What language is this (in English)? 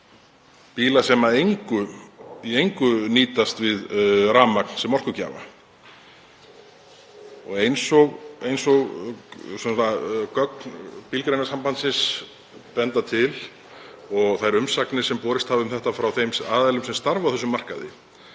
Icelandic